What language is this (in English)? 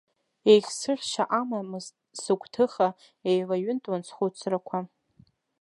Abkhazian